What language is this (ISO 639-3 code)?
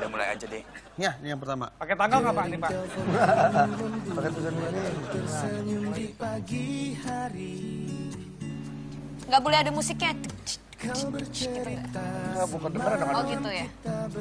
ind